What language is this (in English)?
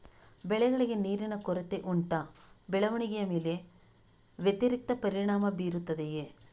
Kannada